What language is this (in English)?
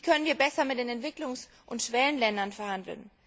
German